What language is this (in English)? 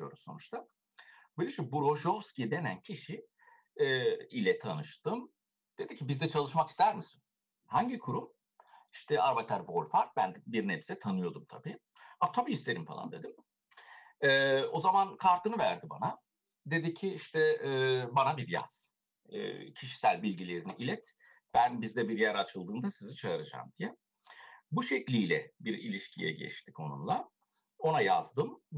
Turkish